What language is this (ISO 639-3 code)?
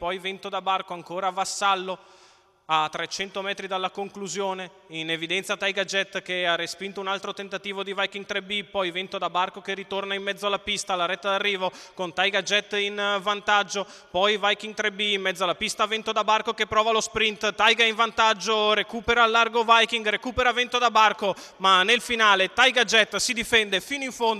ita